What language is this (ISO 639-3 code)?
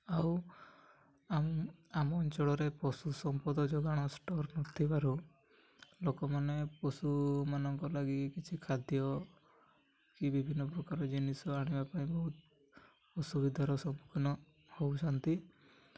ori